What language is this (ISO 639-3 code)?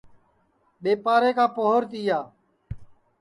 ssi